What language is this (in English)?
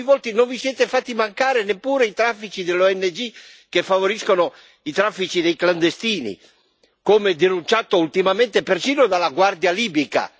Italian